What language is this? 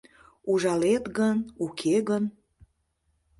Mari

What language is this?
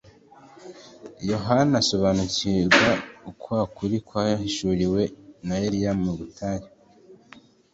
Kinyarwanda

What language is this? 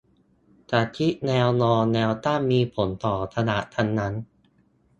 Thai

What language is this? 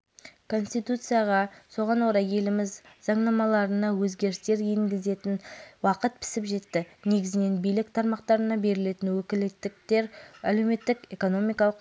Kazakh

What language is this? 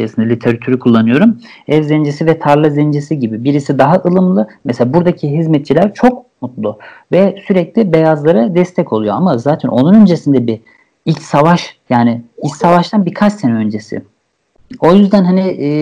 Turkish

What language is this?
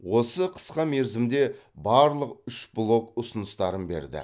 Kazakh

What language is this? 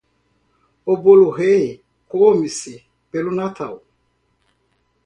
Portuguese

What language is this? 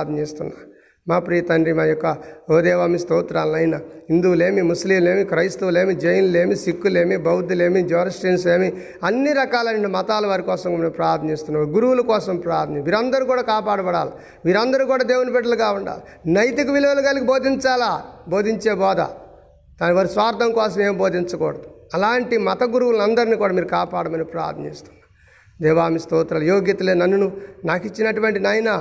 Telugu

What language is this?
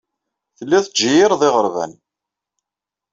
Kabyle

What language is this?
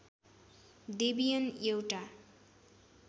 Nepali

